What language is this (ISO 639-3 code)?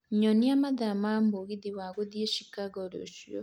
kik